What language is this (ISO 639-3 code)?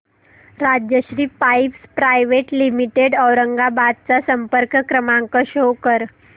mar